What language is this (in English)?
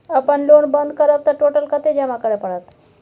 Maithili